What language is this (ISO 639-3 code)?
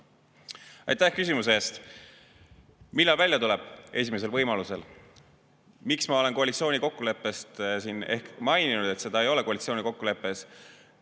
est